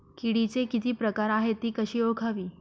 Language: Marathi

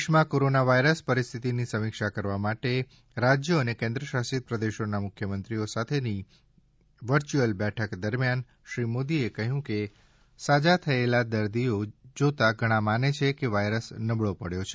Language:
Gujarati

